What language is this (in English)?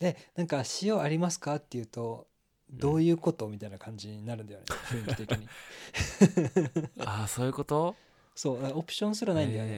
Japanese